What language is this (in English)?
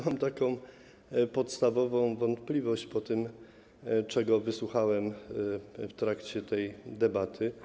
Polish